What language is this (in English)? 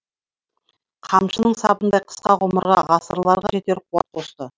Kazakh